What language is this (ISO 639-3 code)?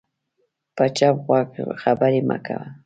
pus